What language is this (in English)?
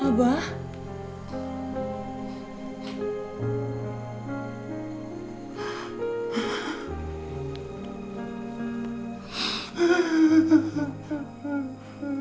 Indonesian